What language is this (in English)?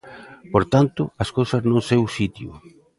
Galician